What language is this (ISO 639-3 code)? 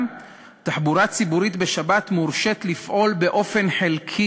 heb